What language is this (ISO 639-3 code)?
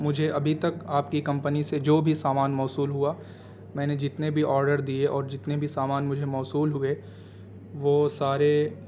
urd